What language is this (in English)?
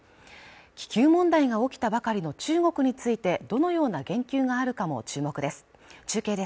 Japanese